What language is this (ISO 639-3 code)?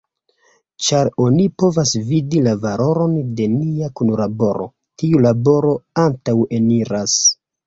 epo